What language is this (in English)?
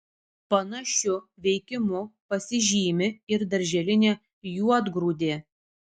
Lithuanian